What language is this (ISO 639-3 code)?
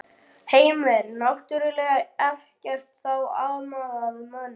isl